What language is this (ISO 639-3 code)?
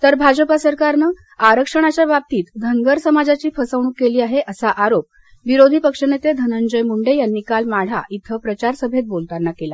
mar